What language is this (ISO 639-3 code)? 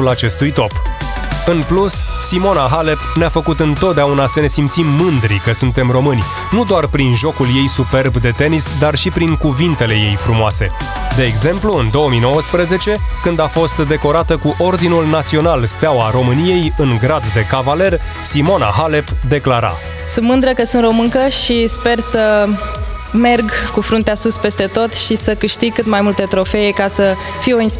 ron